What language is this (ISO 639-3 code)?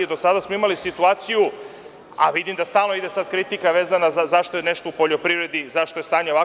srp